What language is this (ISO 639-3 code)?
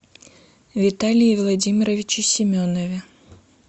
rus